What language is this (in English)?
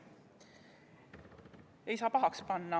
Estonian